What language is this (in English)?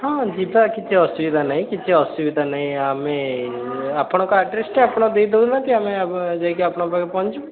Odia